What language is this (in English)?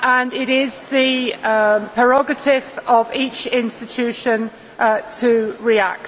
English